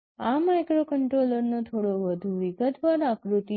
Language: Gujarati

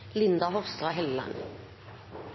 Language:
Norwegian Nynorsk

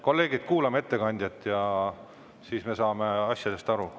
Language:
Estonian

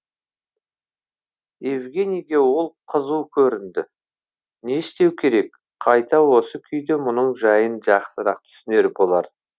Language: Kazakh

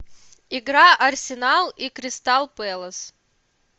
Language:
Russian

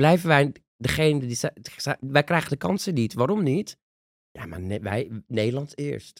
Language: Dutch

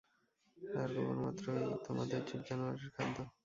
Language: Bangla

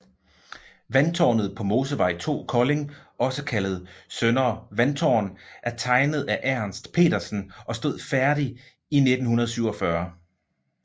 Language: Danish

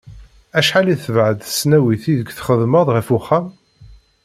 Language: Kabyle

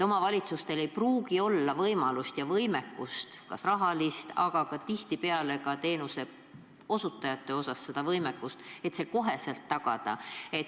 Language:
Estonian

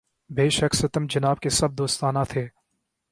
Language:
Urdu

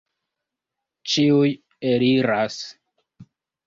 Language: Esperanto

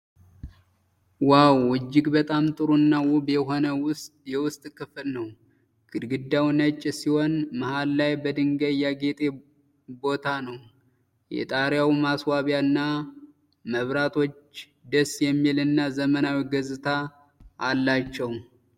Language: Amharic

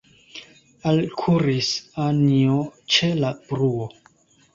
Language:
Esperanto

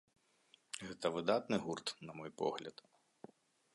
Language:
Belarusian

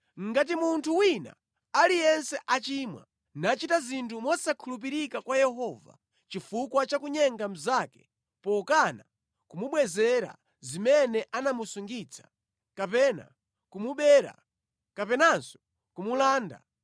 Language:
Nyanja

